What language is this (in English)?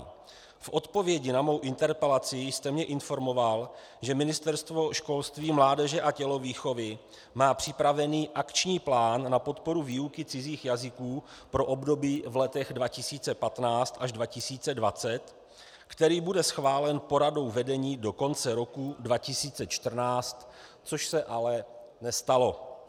Czech